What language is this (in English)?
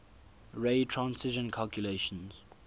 English